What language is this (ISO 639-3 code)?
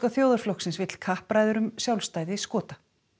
isl